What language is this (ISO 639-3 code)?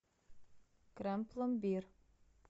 rus